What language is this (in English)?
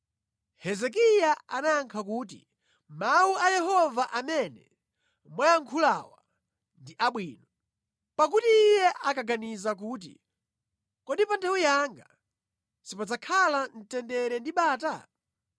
Nyanja